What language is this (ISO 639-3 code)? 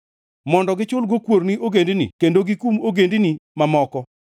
luo